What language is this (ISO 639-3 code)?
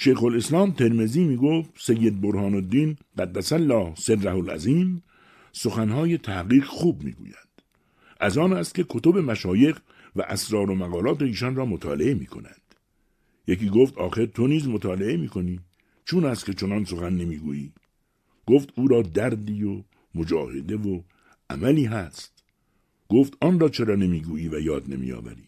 fas